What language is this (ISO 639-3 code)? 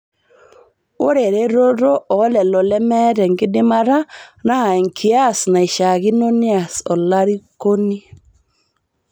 mas